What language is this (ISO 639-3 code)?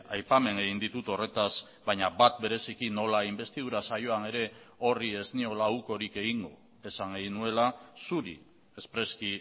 eus